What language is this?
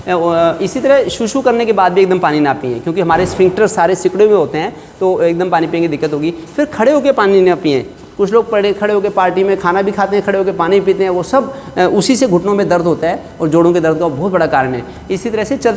Hindi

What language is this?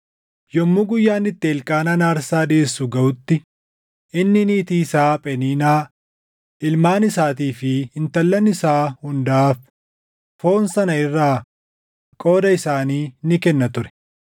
Oromo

